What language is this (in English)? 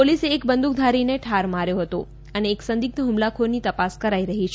Gujarati